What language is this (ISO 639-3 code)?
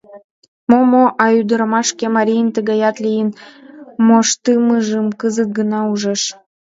chm